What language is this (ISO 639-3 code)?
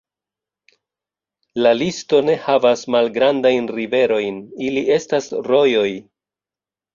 epo